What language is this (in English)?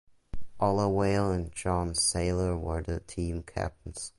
English